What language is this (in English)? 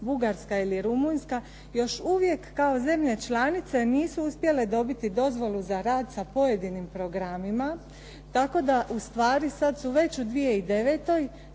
Croatian